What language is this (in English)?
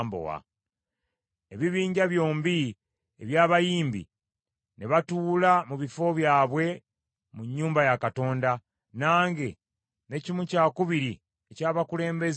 Ganda